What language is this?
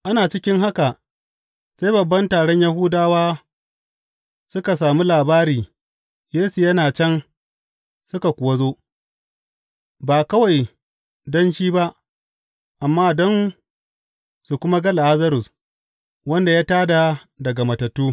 Hausa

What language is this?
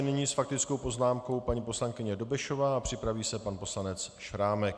Czech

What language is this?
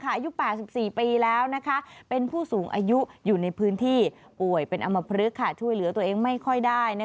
Thai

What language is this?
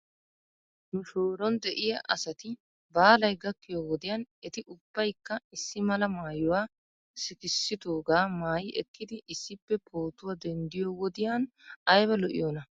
Wolaytta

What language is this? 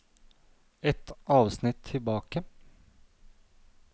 Norwegian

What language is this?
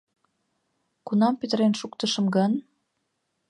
Mari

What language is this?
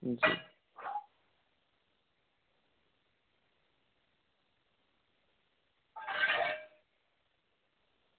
Dogri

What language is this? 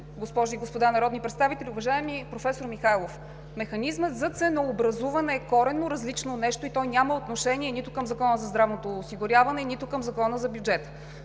Bulgarian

